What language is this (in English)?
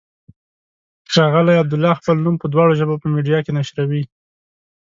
Pashto